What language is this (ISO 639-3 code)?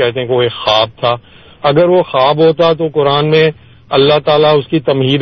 urd